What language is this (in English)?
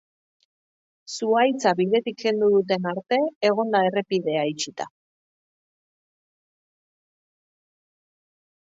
Basque